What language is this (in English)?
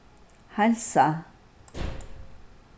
Faroese